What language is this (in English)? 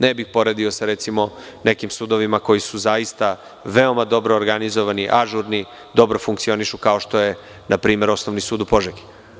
Serbian